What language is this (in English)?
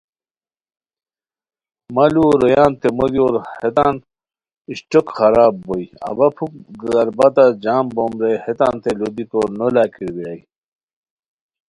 Khowar